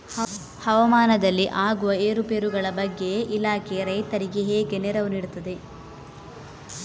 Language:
Kannada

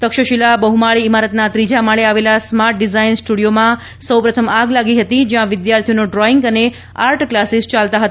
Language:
Gujarati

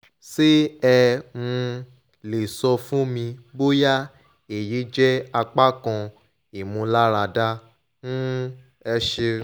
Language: Yoruba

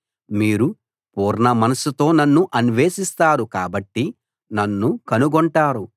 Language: Telugu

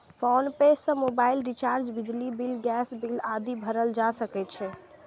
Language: Maithili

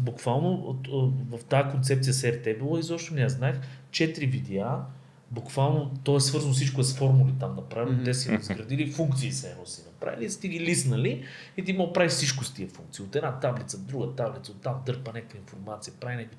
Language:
Bulgarian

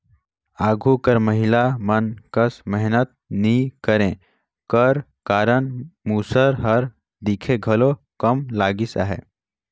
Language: Chhattisgarhi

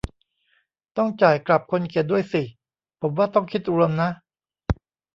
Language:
Thai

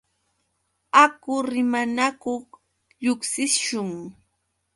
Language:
Yauyos Quechua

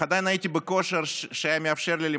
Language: Hebrew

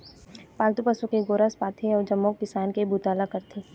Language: Chhattisgarhi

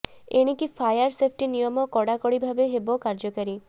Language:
Odia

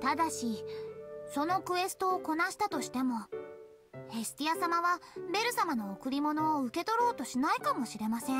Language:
Japanese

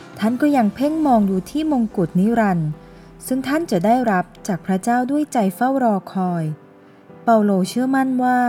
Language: Thai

